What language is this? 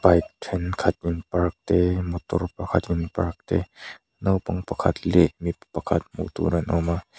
Mizo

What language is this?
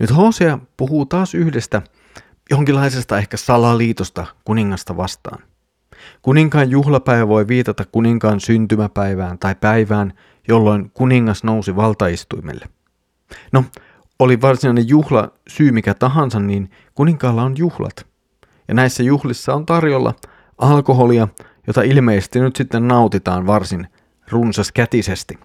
Finnish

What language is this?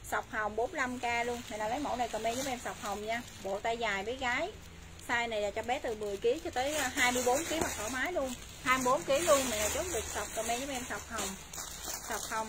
Vietnamese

